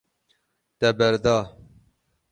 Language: Kurdish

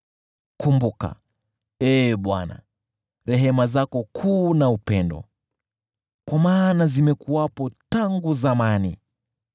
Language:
Swahili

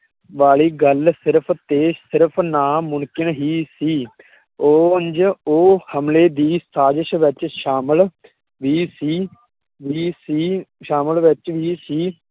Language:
Punjabi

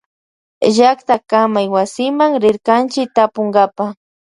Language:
Loja Highland Quichua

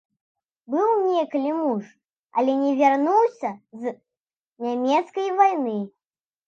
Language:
Belarusian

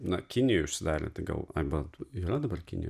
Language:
Lithuanian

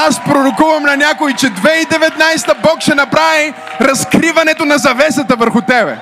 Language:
Bulgarian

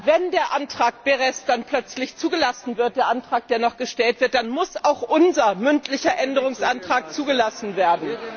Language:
German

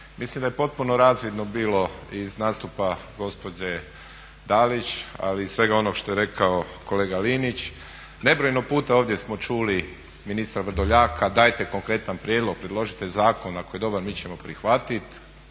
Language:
Croatian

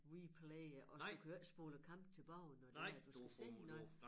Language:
Danish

